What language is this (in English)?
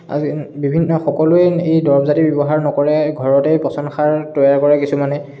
Assamese